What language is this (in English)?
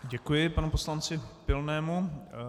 Czech